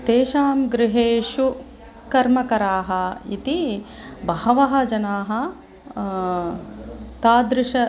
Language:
Sanskrit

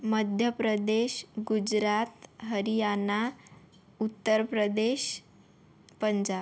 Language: Marathi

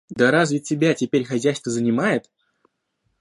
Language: Russian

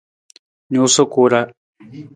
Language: Nawdm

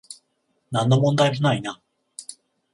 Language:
Japanese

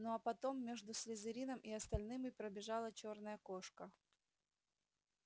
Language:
Russian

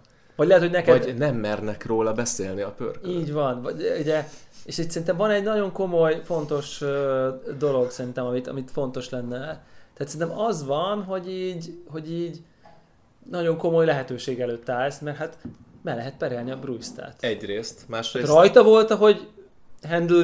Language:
Hungarian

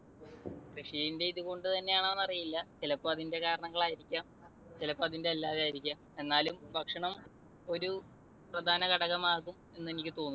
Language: Malayalam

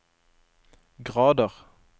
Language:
Norwegian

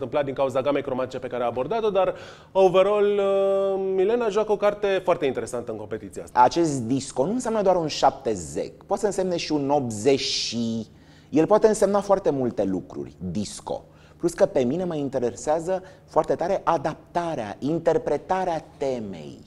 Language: Romanian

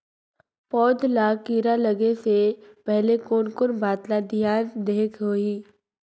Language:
Chhattisgarhi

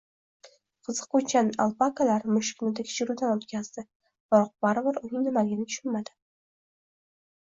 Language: Uzbek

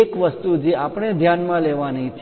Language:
Gujarati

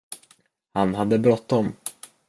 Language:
Swedish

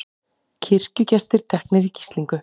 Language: Icelandic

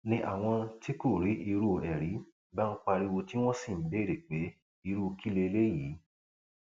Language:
Yoruba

